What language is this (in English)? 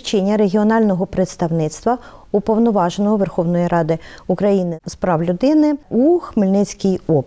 Ukrainian